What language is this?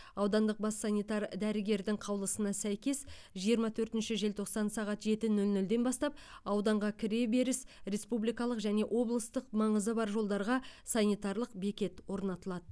Kazakh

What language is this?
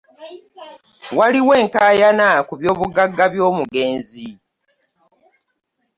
Ganda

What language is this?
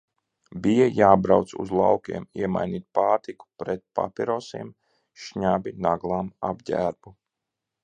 Latvian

